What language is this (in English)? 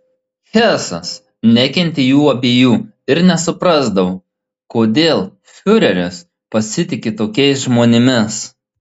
Lithuanian